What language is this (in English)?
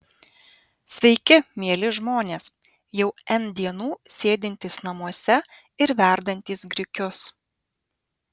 Lithuanian